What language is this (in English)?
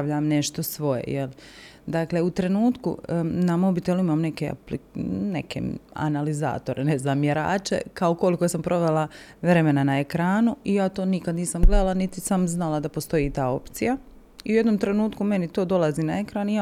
Croatian